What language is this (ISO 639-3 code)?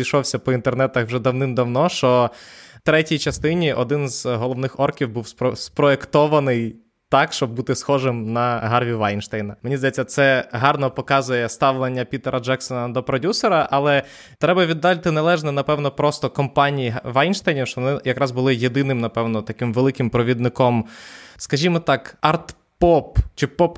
ukr